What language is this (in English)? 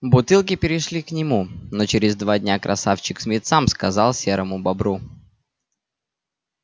Russian